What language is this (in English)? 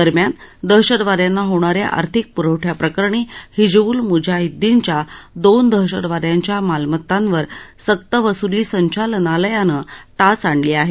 Marathi